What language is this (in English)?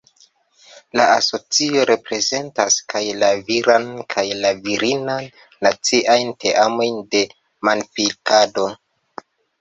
Esperanto